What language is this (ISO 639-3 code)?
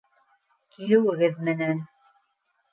bak